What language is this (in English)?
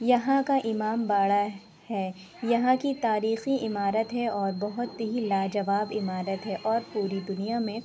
Urdu